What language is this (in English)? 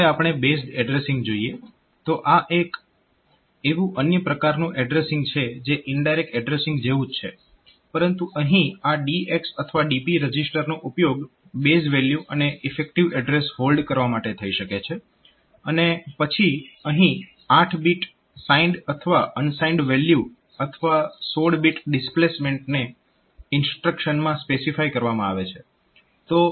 Gujarati